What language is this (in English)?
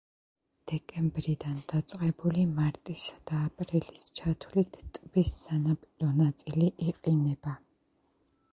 Georgian